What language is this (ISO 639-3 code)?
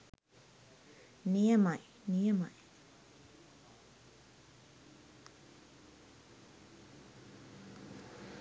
sin